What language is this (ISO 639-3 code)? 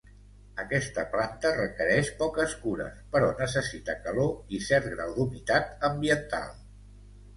cat